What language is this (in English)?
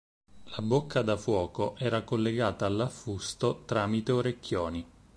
Italian